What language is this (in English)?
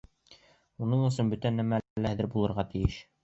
Bashkir